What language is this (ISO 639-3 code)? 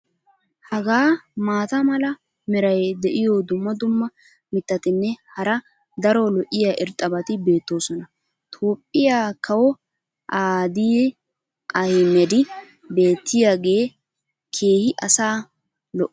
wal